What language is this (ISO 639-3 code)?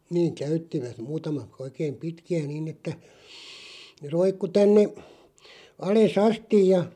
fin